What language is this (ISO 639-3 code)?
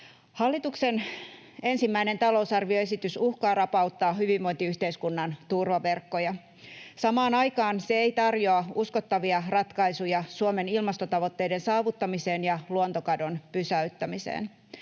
fin